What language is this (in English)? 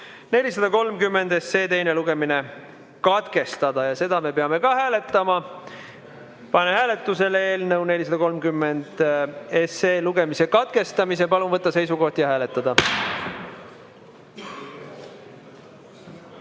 Estonian